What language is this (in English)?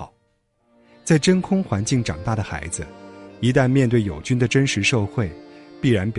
Chinese